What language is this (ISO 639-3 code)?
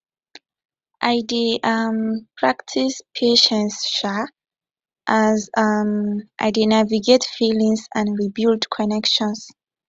pcm